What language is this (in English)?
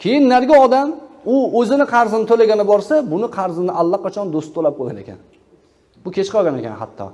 Uzbek